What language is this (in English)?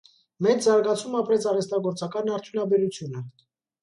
Armenian